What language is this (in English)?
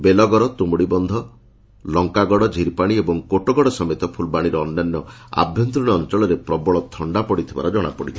Odia